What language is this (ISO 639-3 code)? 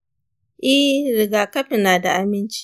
hau